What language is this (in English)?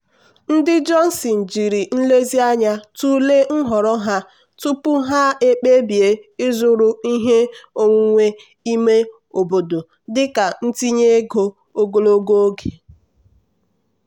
Igbo